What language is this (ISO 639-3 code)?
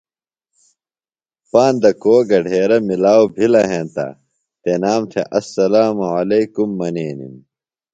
phl